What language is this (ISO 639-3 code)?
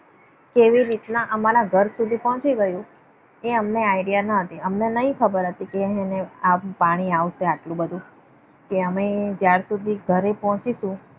guj